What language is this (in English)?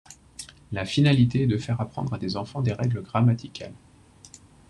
French